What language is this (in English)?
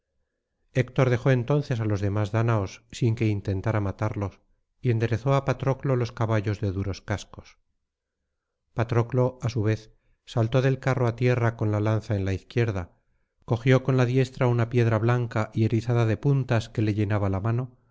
Spanish